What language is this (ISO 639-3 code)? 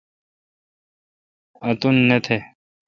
xka